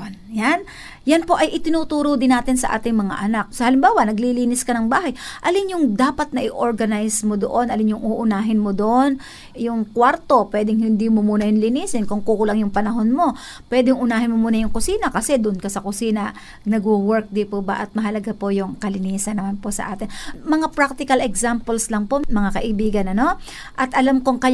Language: Filipino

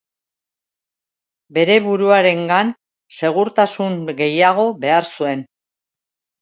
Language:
Basque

